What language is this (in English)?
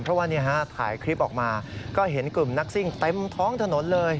Thai